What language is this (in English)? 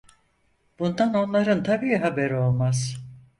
Turkish